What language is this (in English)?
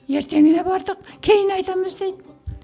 Kazakh